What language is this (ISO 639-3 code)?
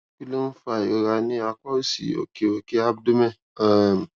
yor